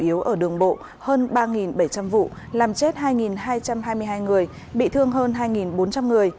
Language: Vietnamese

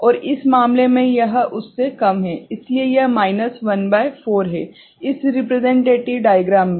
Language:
Hindi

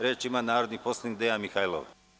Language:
Serbian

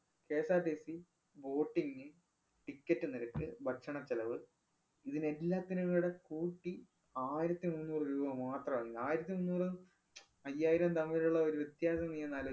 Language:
Malayalam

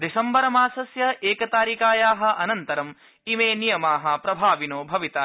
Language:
Sanskrit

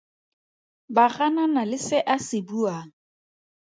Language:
Tswana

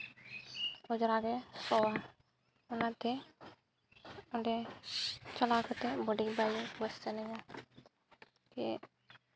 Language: Santali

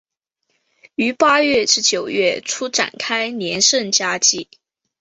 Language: Chinese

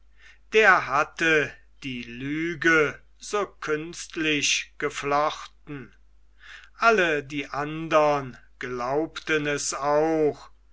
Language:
German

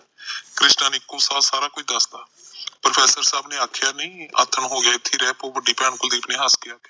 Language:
Punjabi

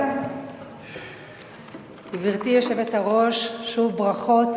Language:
Hebrew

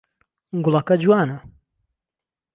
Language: Central Kurdish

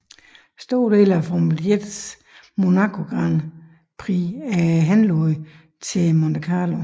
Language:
Danish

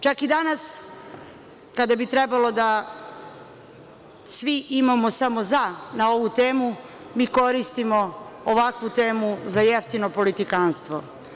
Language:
Serbian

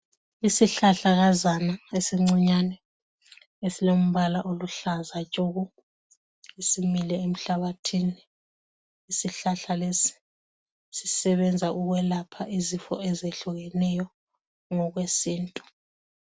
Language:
North Ndebele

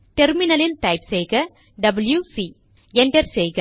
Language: Tamil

